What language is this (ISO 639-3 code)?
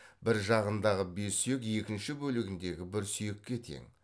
kaz